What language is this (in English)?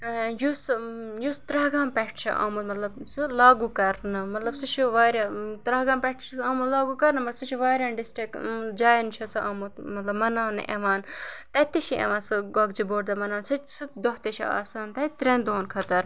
Kashmiri